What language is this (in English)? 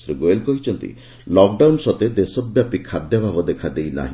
Odia